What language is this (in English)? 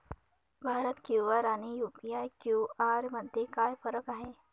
Marathi